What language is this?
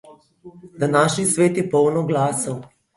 Slovenian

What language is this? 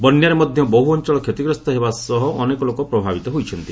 Odia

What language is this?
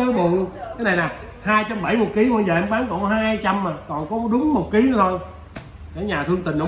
Vietnamese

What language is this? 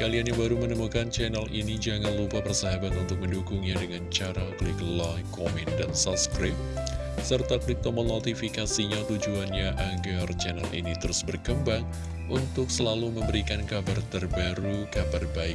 Indonesian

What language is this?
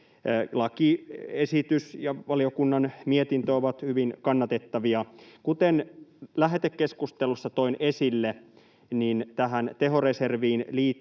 Finnish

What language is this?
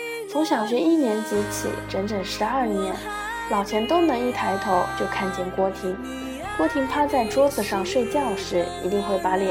Chinese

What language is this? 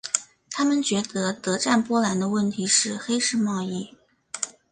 Chinese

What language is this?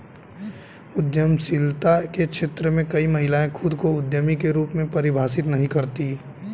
Hindi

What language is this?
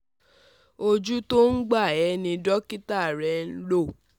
Yoruba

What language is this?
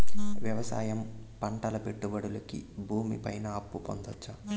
Telugu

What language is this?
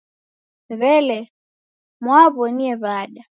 Taita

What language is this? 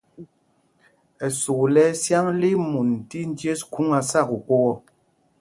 Mpumpong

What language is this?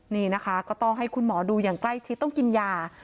Thai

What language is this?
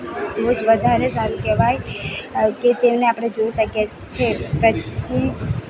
Gujarati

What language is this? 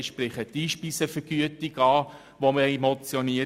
Swiss German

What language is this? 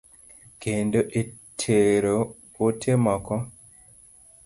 Luo (Kenya and Tanzania)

